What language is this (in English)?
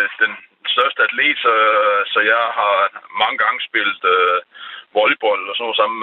Danish